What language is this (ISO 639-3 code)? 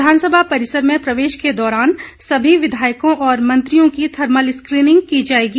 hin